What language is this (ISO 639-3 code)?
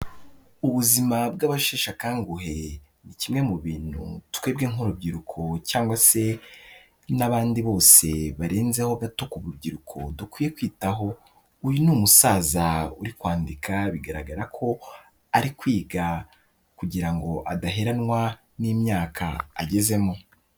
kin